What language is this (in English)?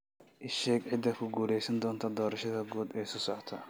Somali